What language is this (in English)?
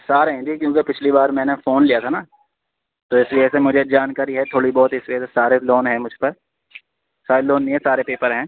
Urdu